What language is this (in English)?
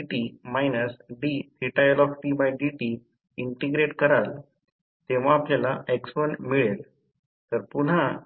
Marathi